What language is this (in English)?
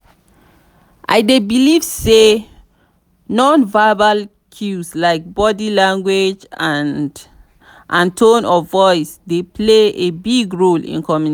Nigerian Pidgin